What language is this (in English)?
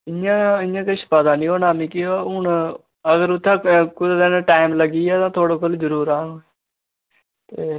Dogri